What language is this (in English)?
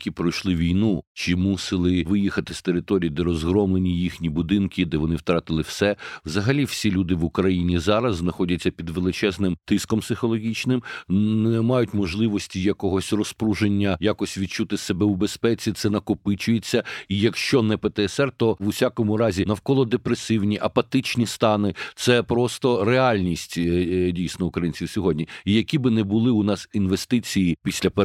Ukrainian